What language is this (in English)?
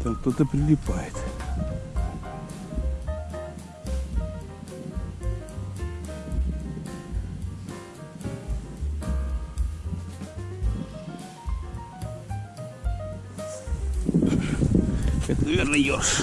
Russian